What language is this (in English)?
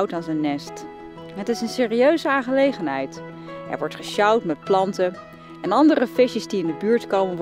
Dutch